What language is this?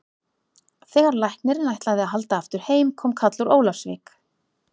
Icelandic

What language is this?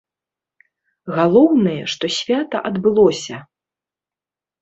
Belarusian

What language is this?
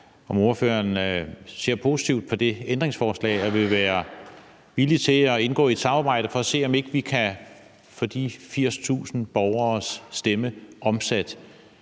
Danish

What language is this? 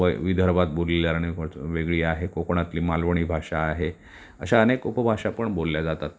Marathi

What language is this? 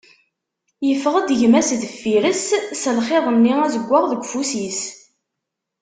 Kabyle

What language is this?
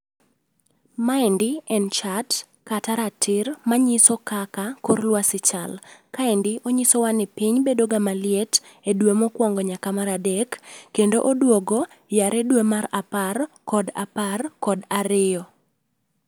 Luo (Kenya and Tanzania)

